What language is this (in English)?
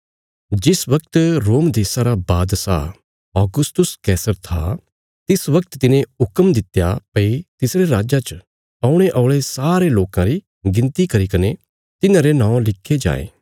Bilaspuri